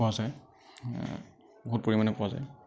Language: Assamese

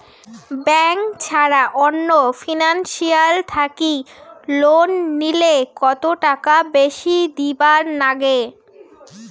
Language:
Bangla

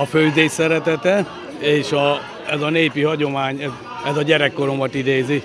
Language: Hungarian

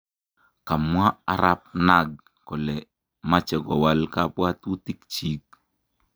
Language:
Kalenjin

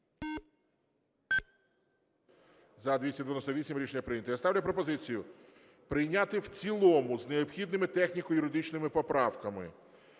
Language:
Ukrainian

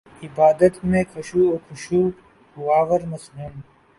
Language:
Urdu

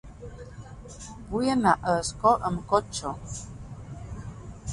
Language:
Catalan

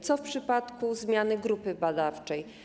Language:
Polish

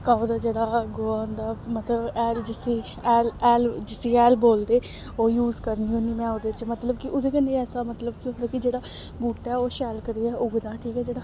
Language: Dogri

